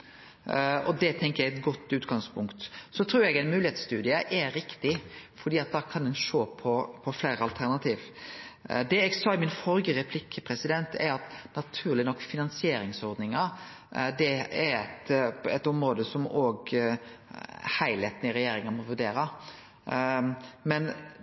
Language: Norwegian Nynorsk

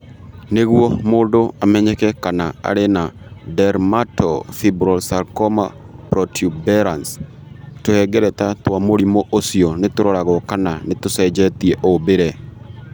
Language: Kikuyu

